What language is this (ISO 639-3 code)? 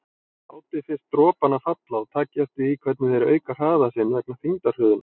isl